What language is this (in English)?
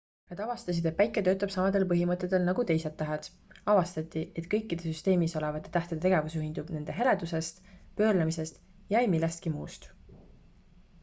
Estonian